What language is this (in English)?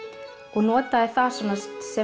Icelandic